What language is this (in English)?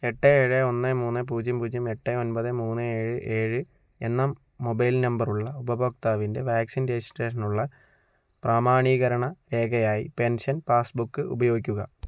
Malayalam